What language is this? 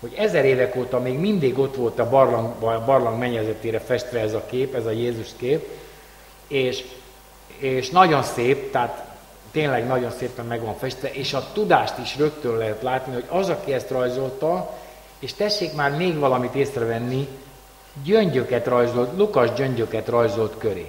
Hungarian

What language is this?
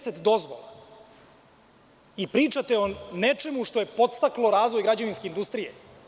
Serbian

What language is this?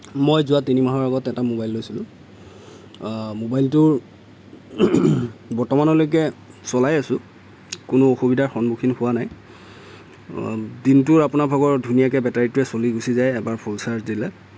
Assamese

